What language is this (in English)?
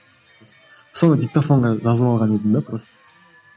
Kazakh